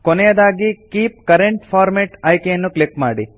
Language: Kannada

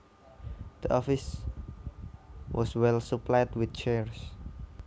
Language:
Javanese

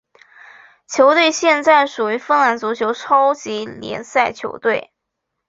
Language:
Chinese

